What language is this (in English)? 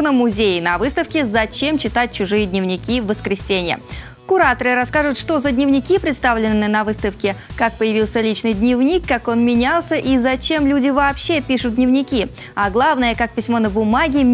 Russian